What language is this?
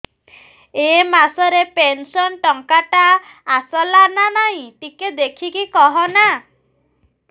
Odia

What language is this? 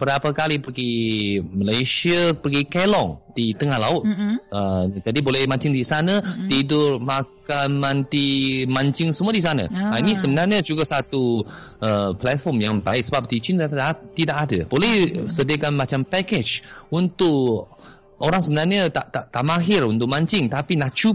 Malay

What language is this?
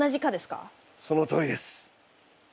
Japanese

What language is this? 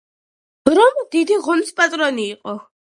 Georgian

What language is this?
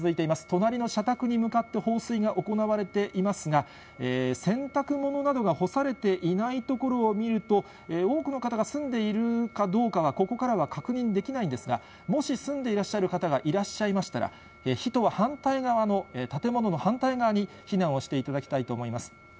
Japanese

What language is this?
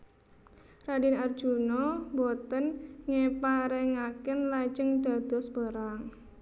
Javanese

